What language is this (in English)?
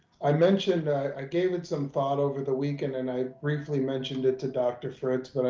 English